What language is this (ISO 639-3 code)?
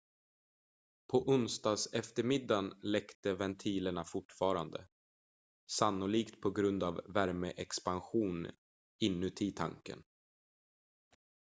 swe